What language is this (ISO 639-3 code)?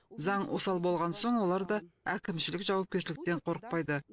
kaz